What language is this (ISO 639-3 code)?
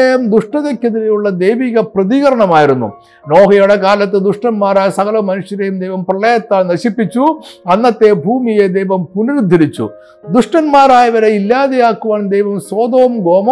mal